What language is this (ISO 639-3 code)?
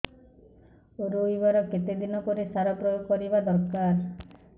ori